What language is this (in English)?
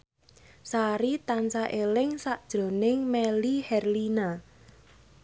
Javanese